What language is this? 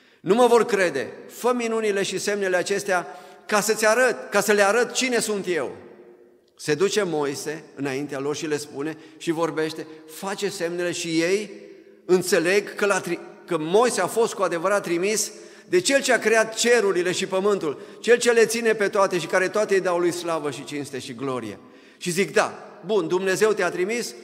Romanian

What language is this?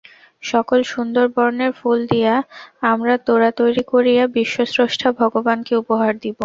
Bangla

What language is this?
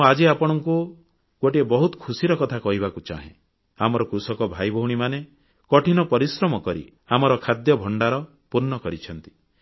Odia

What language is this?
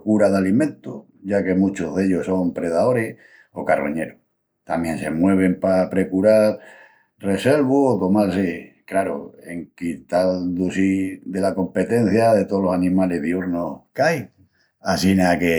Extremaduran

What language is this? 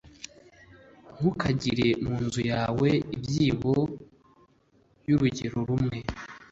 Kinyarwanda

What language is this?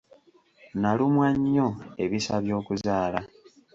Ganda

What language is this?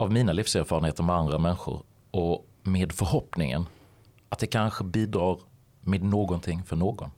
Swedish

